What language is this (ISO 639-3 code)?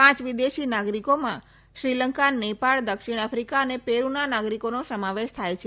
guj